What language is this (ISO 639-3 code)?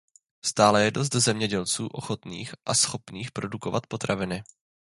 ces